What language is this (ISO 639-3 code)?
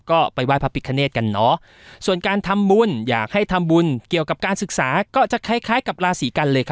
tha